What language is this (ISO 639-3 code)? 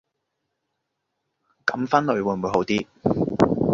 yue